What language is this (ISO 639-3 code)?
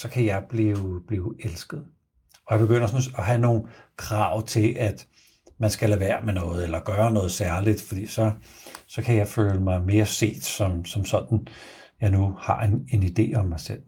dan